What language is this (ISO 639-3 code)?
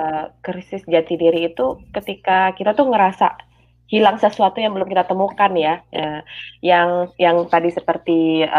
ind